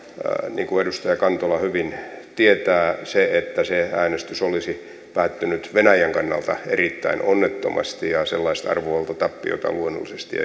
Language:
Finnish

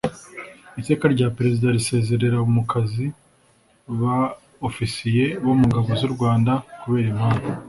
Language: Kinyarwanda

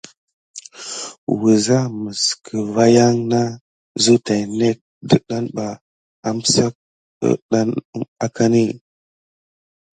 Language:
Gidar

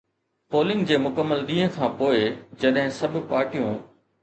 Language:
Sindhi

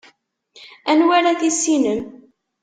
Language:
Kabyle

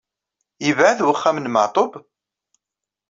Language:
Kabyle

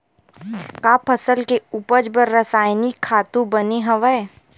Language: Chhattisgarhi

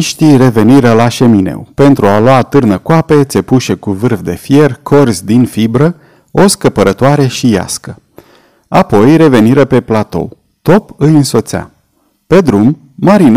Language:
Romanian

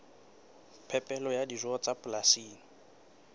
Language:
Southern Sotho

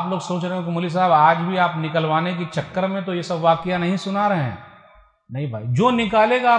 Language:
Hindi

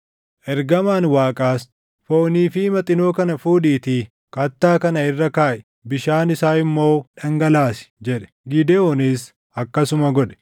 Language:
Oromo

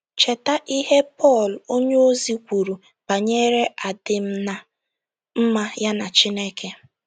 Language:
Igbo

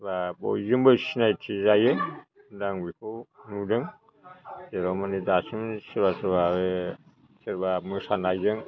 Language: Bodo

